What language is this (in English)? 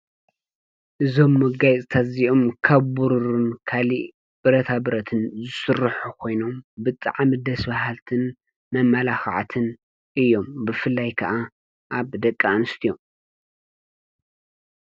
Tigrinya